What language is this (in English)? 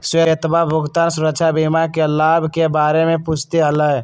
Magahi